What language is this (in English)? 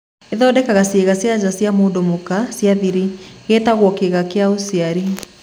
Kikuyu